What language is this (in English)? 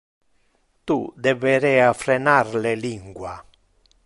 Interlingua